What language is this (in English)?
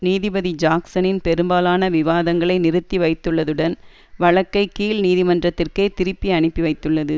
Tamil